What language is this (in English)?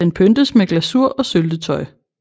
Danish